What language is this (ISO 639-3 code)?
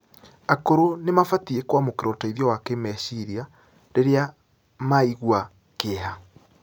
kik